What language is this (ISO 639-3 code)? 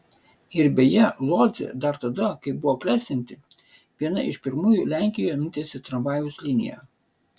lit